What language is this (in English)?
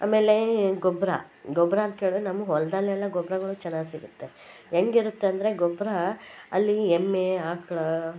Kannada